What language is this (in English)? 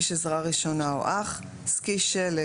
Hebrew